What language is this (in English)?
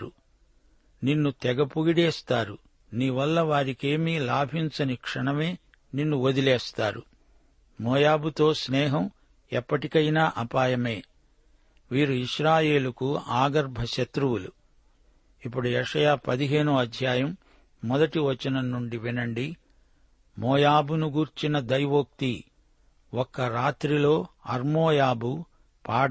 Telugu